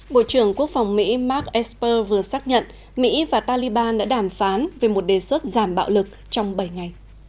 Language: Vietnamese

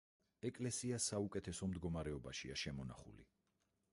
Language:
Georgian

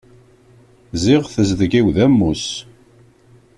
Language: Kabyle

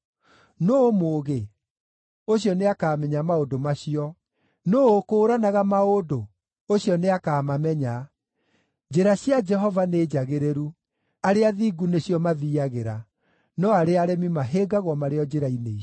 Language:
Kikuyu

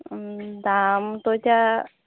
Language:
Assamese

